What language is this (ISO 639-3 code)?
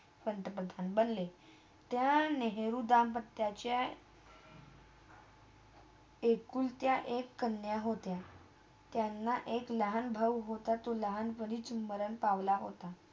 mar